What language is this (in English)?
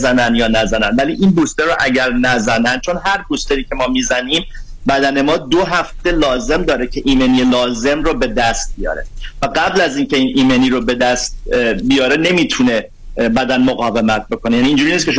Persian